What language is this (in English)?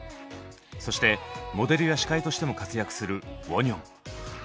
Japanese